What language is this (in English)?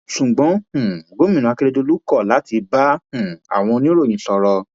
Yoruba